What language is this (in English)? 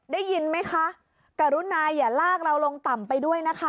Thai